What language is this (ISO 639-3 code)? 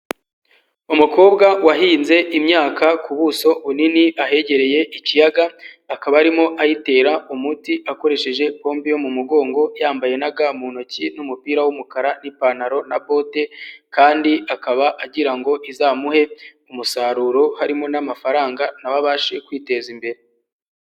kin